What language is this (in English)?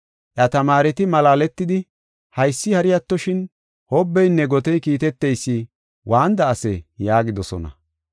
Gofa